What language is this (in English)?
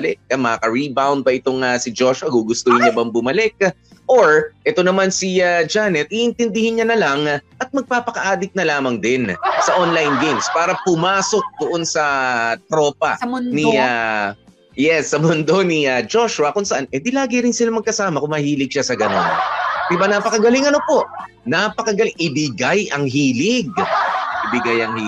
Filipino